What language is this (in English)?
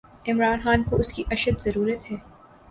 Urdu